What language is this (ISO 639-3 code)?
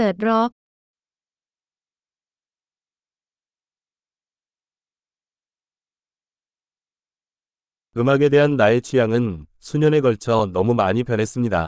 kor